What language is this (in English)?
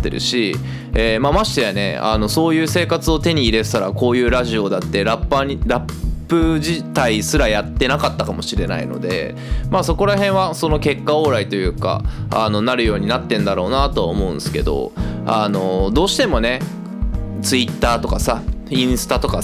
Japanese